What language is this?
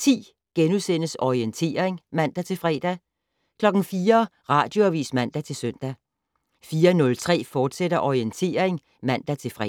Danish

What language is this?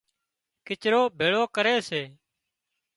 Wadiyara Koli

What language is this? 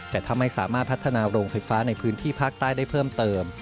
Thai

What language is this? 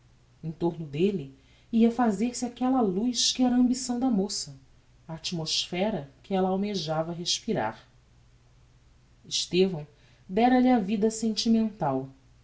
Portuguese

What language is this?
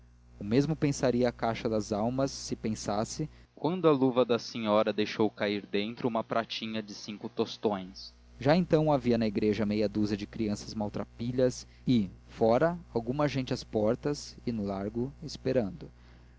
Portuguese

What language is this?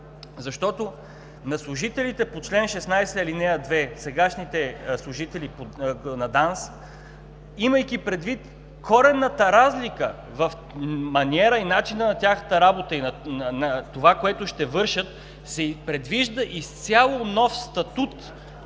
Bulgarian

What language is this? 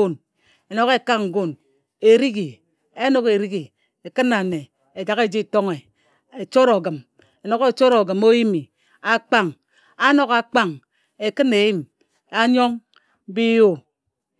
Ejagham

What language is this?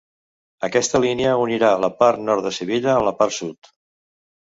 Catalan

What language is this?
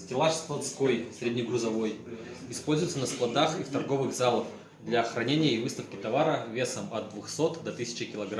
Russian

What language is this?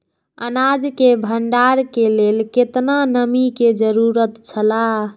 Maithili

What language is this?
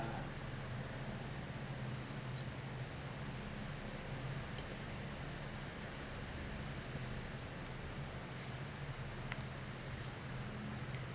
English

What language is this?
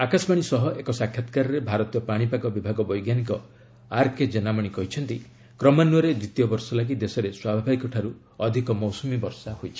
Odia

